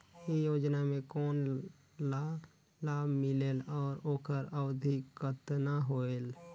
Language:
Chhattisgarhi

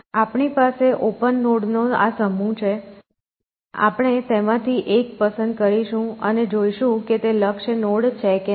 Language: Gujarati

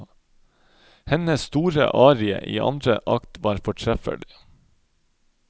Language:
Norwegian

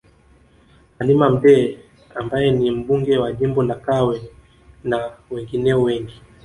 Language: Swahili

